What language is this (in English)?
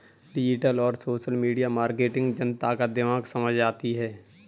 Hindi